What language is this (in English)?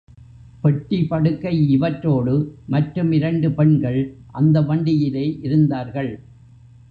Tamil